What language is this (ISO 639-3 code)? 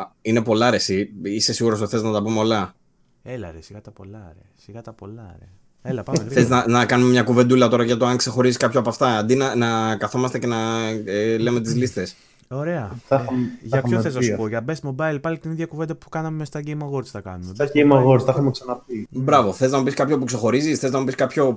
ell